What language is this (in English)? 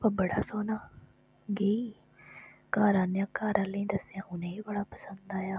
Dogri